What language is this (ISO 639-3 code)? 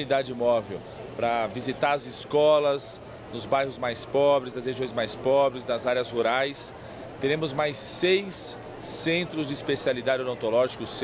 por